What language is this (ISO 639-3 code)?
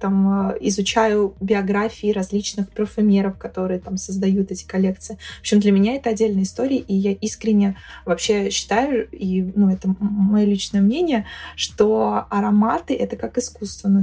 rus